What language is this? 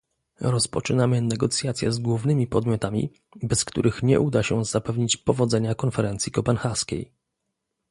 Polish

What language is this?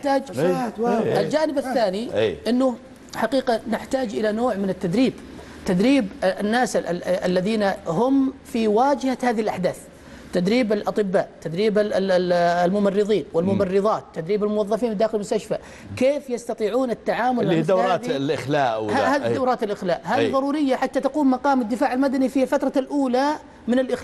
Arabic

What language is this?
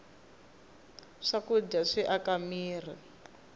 Tsonga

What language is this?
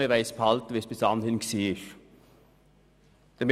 Swiss German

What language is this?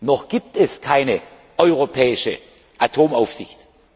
German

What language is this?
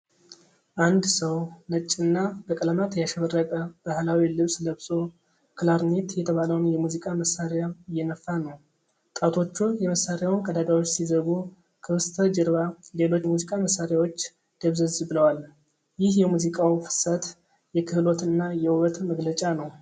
Amharic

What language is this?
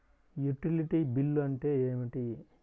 Telugu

